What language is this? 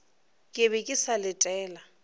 Northern Sotho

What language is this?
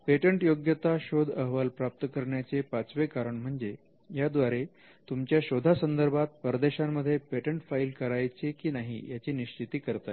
Marathi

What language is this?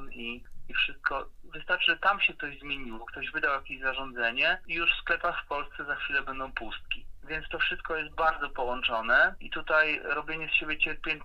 Polish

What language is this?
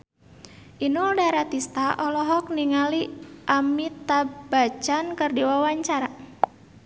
Sundanese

